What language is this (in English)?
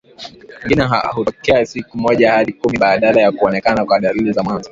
Swahili